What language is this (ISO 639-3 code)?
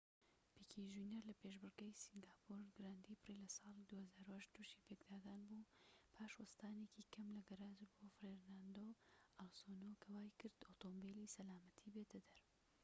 ckb